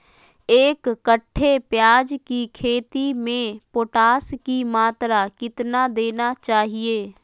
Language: Magahi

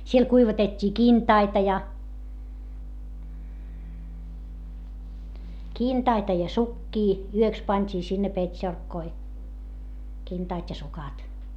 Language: Finnish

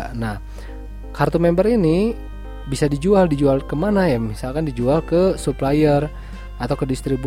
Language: Indonesian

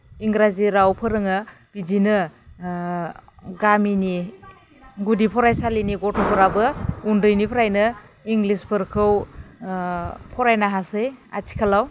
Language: Bodo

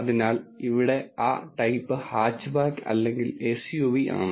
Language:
Malayalam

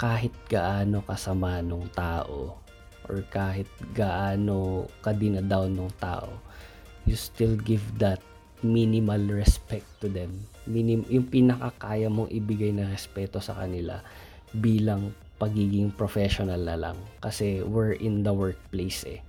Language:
Filipino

